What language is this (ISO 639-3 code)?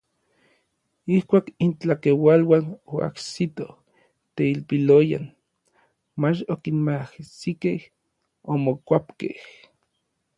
nlv